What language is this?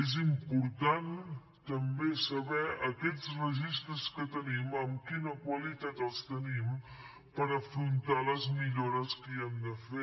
Catalan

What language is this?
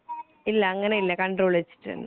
Malayalam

